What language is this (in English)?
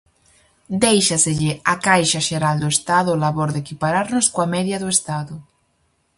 Galician